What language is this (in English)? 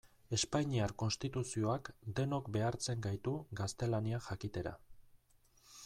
Basque